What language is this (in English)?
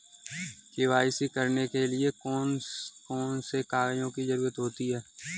Hindi